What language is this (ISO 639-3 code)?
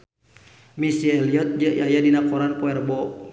sun